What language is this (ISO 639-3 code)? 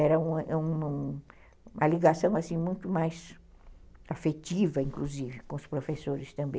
por